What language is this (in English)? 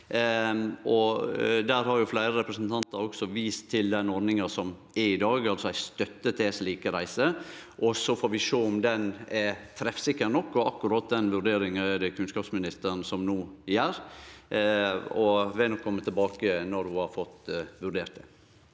Norwegian